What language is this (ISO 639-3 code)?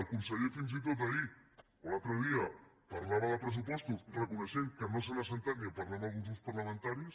cat